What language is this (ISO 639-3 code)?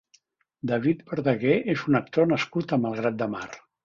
cat